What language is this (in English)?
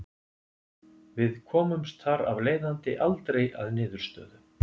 Icelandic